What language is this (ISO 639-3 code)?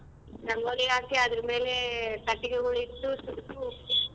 kan